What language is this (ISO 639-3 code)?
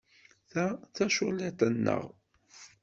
kab